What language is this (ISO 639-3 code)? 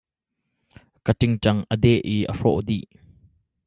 cnh